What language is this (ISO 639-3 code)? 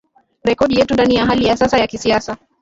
swa